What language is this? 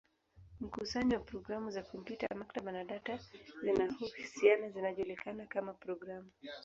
Swahili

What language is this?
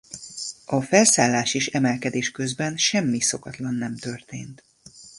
Hungarian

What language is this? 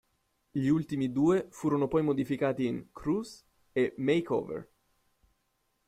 Italian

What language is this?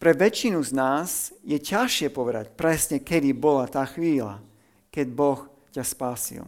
Slovak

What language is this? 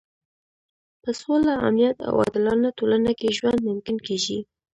Pashto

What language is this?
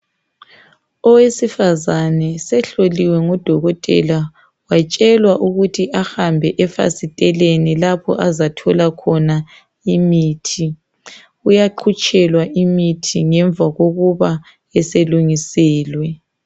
North Ndebele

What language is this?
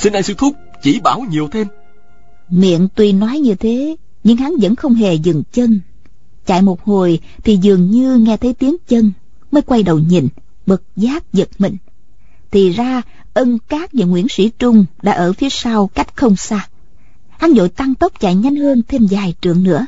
Vietnamese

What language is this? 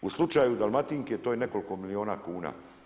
Croatian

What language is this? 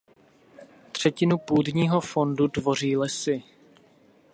Czech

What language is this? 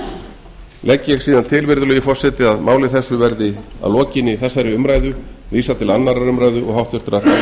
Icelandic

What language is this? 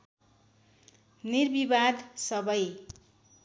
Nepali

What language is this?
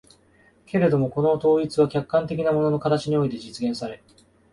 Japanese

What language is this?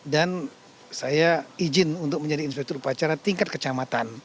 Indonesian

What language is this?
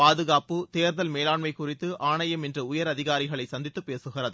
Tamil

